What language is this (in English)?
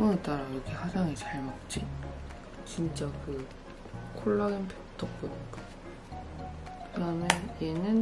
Korean